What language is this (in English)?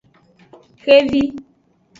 Aja (Benin)